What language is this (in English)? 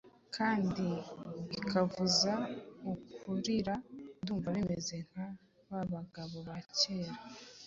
Kinyarwanda